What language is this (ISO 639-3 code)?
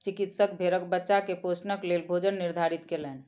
mai